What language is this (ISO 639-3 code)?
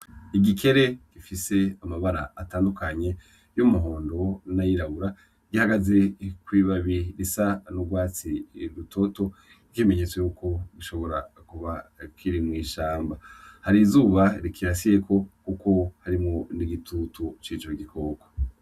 run